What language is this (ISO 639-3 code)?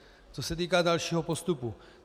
ces